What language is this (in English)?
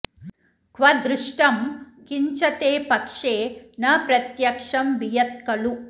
Sanskrit